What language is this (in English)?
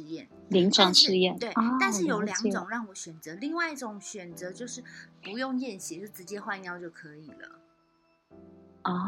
Chinese